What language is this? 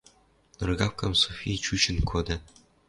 Western Mari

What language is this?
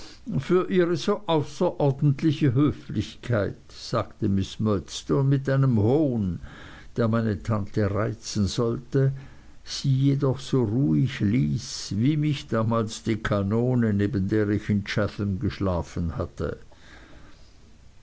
German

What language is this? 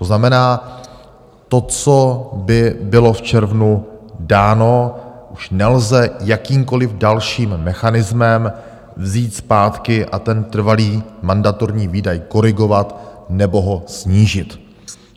Czech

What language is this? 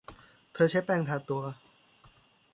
Thai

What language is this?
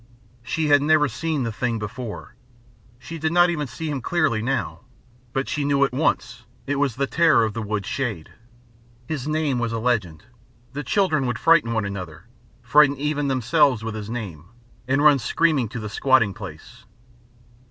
English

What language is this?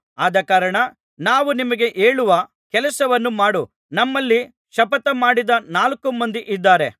Kannada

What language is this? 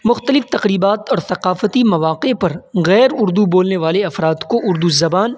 Urdu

